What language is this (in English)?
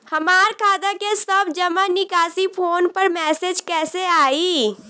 Bhojpuri